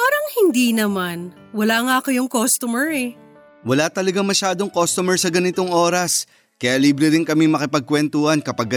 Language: Filipino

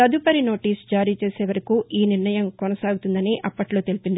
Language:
Telugu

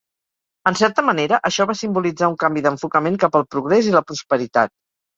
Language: Catalan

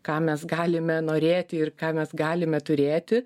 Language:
Lithuanian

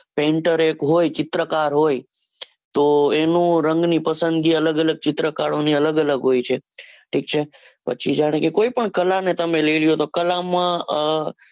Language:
Gujarati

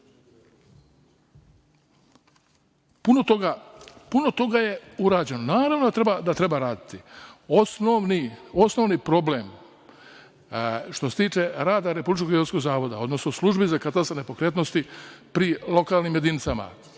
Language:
Serbian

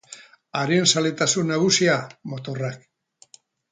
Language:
Basque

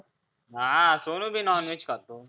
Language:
Marathi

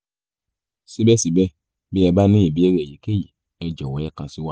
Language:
Yoruba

